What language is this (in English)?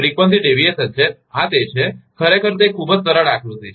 Gujarati